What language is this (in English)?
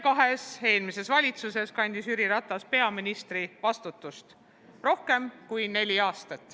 Estonian